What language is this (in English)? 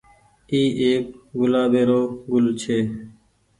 Goaria